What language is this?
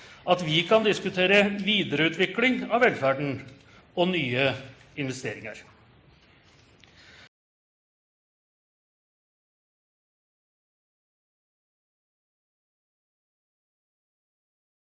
Norwegian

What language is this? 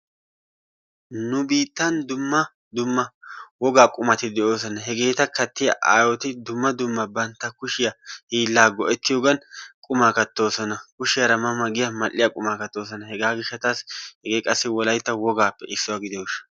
Wolaytta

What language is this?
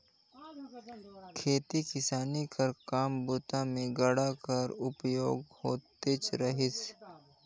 Chhattisgarhi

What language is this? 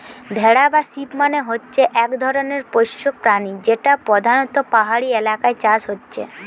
Bangla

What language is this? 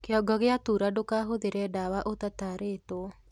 Kikuyu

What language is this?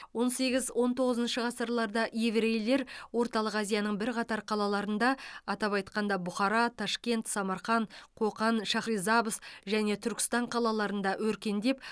Kazakh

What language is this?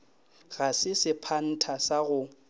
Northern Sotho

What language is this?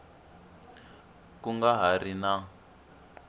Tsonga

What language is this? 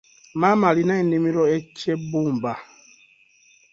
Ganda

